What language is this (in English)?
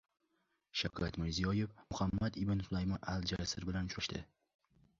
Uzbek